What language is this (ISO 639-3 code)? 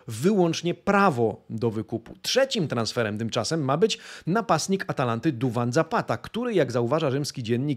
pol